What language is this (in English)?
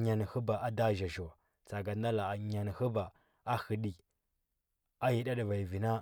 Huba